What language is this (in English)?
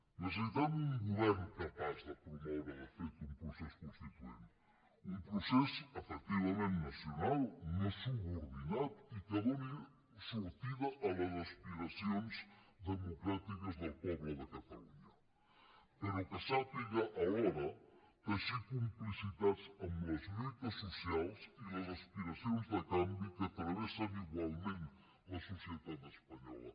Catalan